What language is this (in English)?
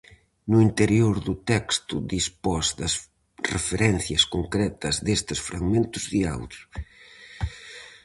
Galician